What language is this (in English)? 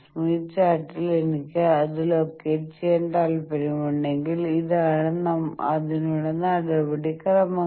Malayalam